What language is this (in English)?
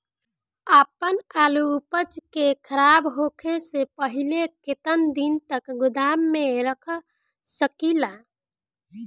Bhojpuri